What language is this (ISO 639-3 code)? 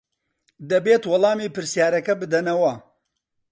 ckb